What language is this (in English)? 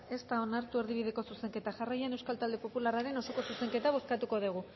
Basque